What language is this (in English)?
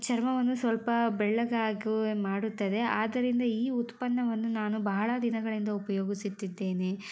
Kannada